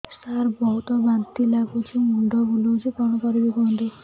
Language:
Odia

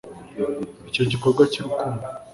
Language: Kinyarwanda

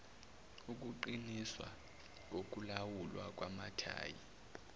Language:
Zulu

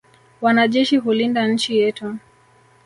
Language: Swahili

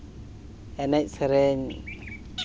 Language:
Santali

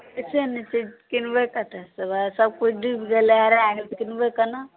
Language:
Maithili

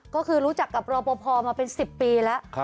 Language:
Thai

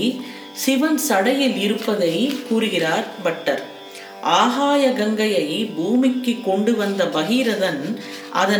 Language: Tamil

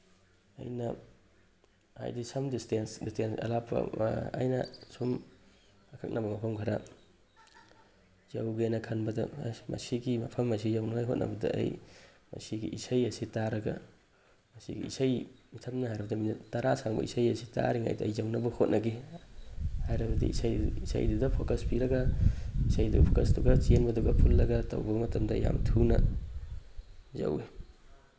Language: Manipuri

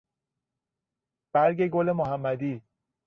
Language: Persian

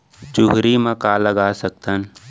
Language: Chhattisgarhi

